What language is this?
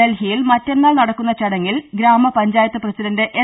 Malayalam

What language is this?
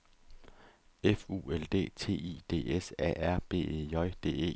Danish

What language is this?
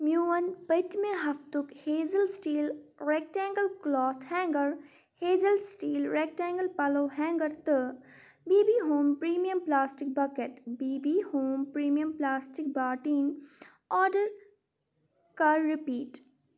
Kashmiri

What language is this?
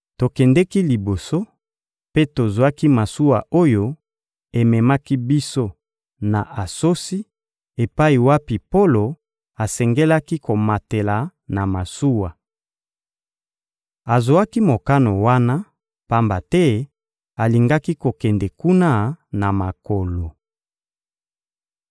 Lingala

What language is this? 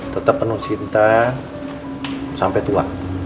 Indonesian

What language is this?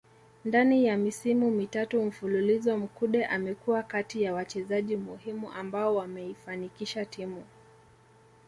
Swahili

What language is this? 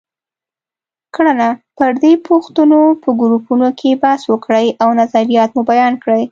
Pashto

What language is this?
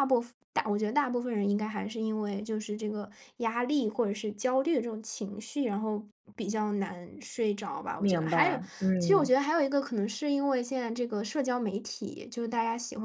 Chinese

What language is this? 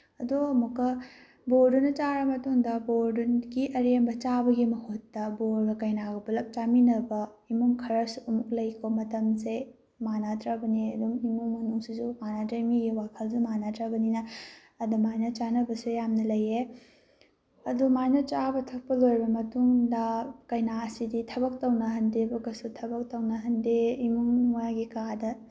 Manipuri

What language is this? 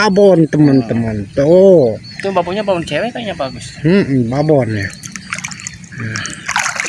Indonesian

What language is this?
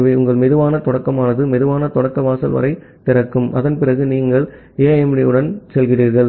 Tamil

